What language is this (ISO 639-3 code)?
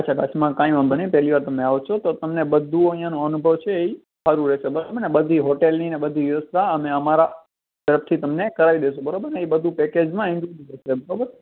guj